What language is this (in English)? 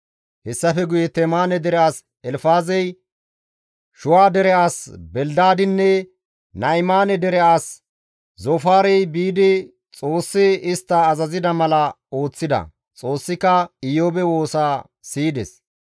Gamo